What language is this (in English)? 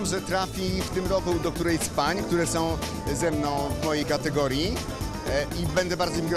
Polish